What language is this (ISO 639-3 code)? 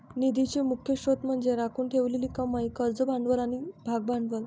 mar